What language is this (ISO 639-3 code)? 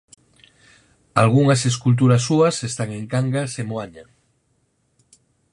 glg